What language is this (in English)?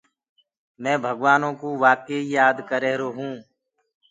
Gurgula